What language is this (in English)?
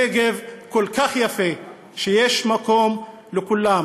Hebrew